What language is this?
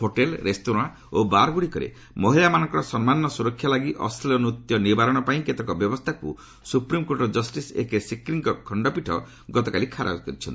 Odia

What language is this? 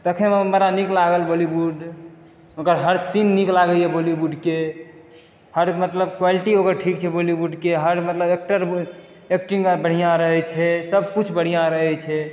Maithili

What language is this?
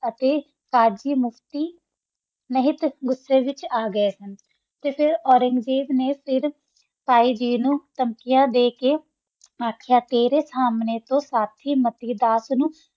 Punjabi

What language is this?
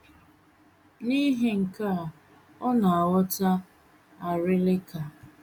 Igbo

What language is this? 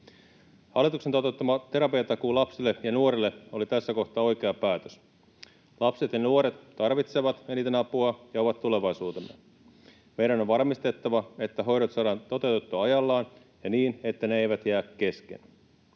Finnish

